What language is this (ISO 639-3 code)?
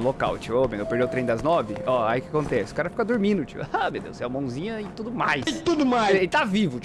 por